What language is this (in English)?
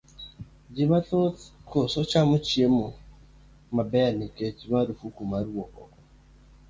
Luo (Kenya and Tanzania)